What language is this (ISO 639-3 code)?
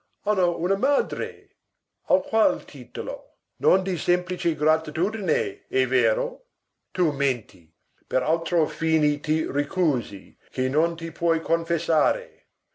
ita